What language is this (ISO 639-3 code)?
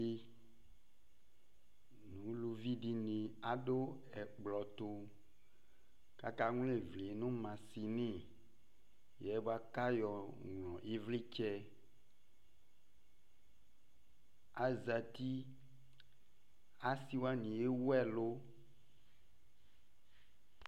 kpo